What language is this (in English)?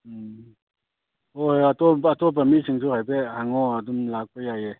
Manipuri